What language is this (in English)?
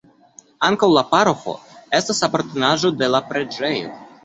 Esperanto